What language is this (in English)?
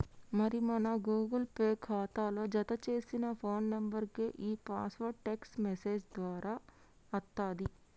Telugu